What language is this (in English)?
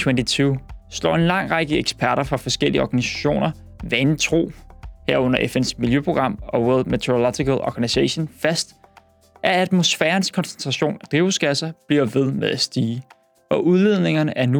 Danish